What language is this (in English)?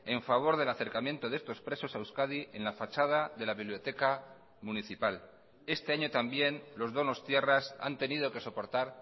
Spanish